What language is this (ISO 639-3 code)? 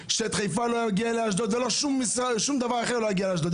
heb